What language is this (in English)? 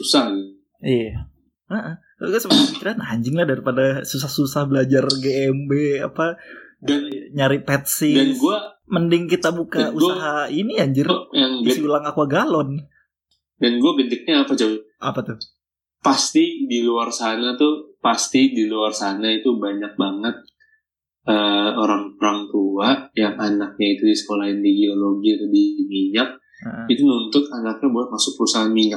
Indonesian